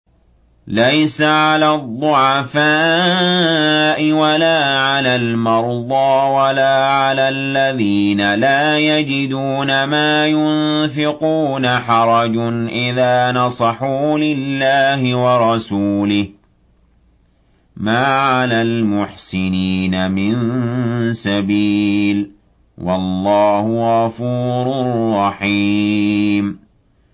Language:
Arabic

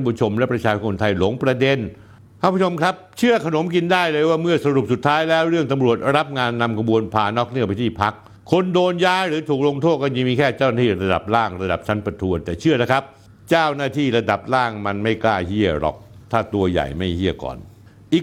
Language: Thai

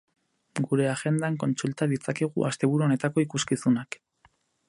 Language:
Basque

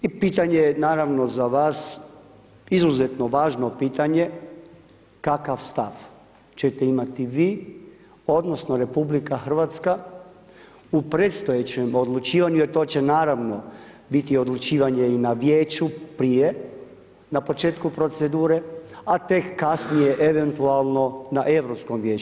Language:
Croatian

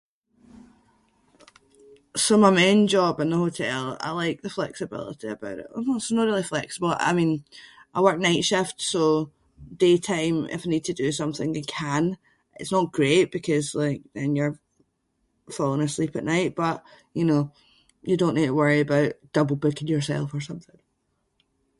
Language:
Scots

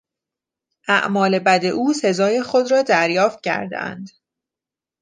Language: Persian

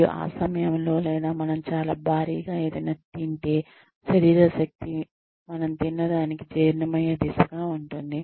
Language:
Telugu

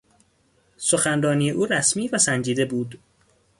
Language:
Persian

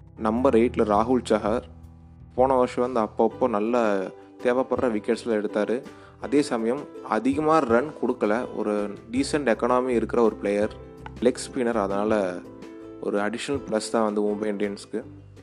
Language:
Tamil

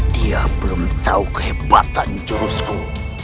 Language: Indonesian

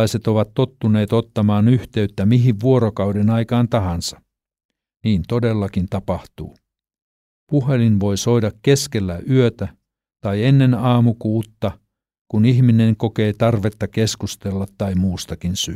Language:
Finnish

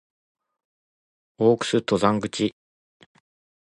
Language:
Japanese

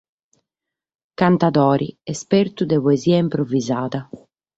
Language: Sardinian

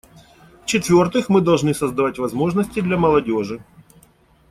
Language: Russian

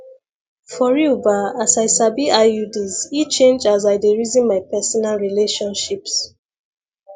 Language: Nigerian Pidgin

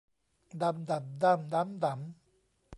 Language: Thai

